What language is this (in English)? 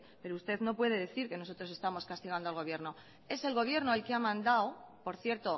Spanish